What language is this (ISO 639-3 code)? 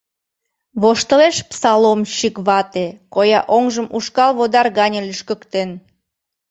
chm